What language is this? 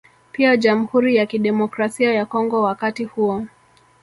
Swahili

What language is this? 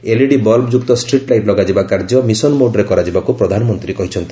Odia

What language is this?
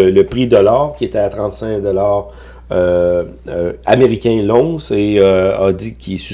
French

